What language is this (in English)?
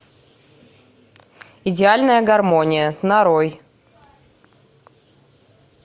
Russian